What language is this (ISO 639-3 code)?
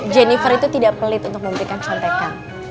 ind